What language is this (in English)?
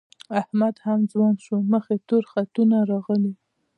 Pashto